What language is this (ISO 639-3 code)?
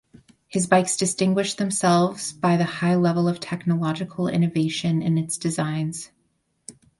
eng